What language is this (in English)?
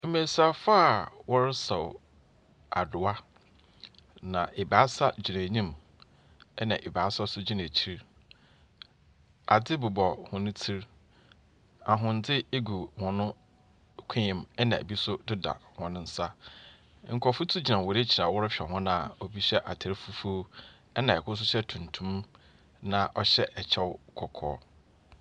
Akan